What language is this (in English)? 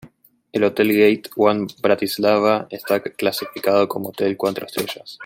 Spanish